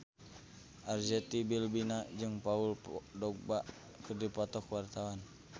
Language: Sundanese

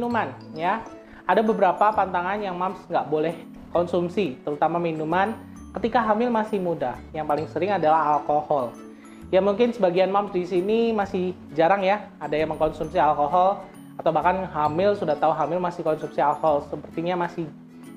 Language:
Indonesian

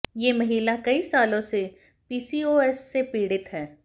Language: Hindi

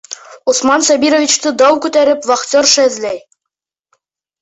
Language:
Bashkir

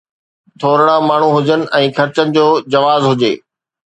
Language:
Sindhi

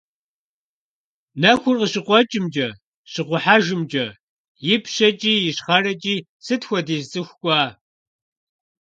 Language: Kabardian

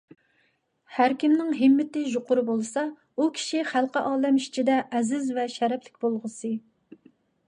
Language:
Uyghur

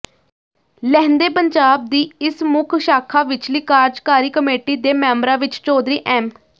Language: Punjabi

